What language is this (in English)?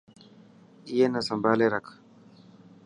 Dhatki